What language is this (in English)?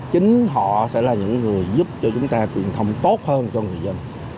Vietnamese